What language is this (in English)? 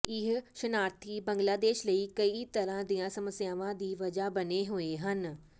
Punjabi